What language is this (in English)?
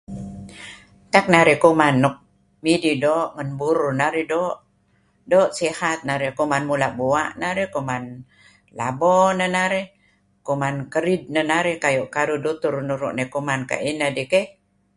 Kelabit